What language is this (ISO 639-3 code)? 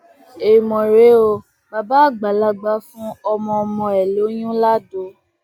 yor